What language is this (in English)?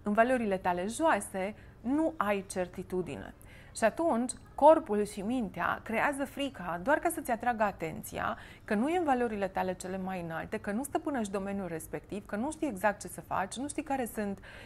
Romanian